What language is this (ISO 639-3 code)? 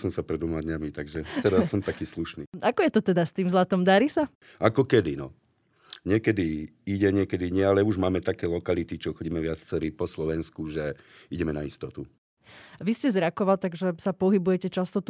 slk